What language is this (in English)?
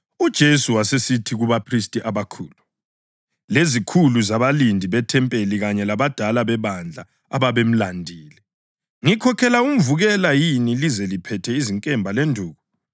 North Ndebele